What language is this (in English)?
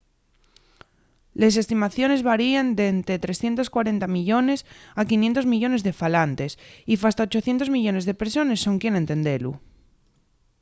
Asturian